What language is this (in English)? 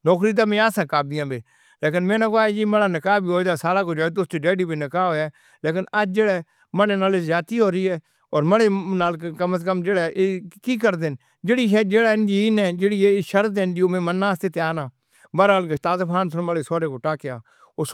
Northern Hindko